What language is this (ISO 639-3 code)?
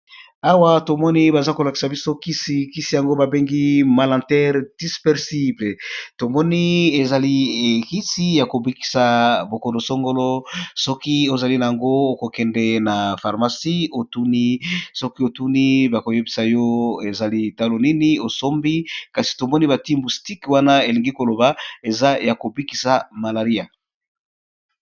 lin